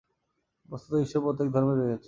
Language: Bangla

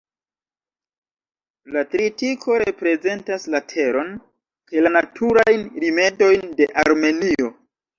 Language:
Esperanto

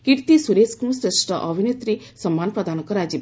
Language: Odia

